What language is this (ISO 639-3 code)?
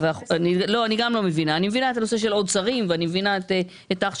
heb